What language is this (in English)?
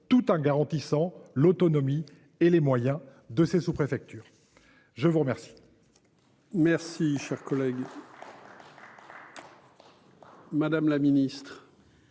French